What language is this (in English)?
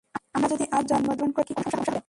Bangla